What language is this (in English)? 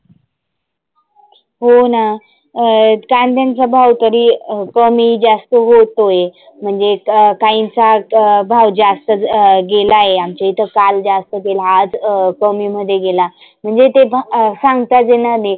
Marathi